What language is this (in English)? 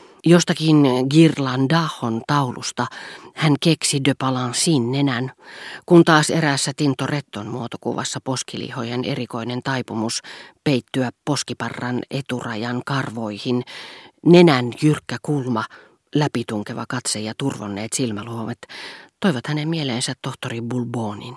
Finnish